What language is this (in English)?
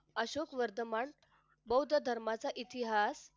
Marathi